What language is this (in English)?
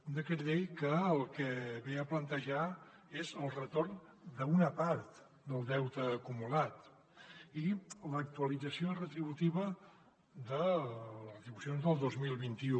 Catalan